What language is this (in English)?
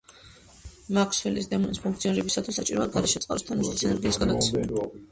Georgian